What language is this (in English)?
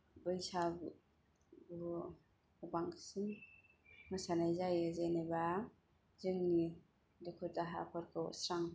Bodo